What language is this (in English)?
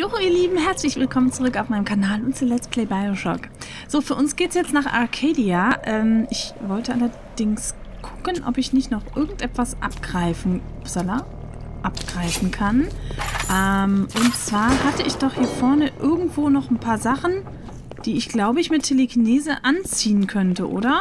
German